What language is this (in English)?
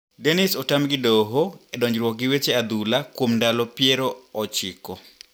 Luo (Kenya and Tanzania)